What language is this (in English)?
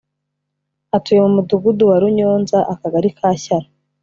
Kinyarwanda